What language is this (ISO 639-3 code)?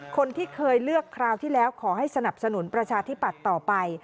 tha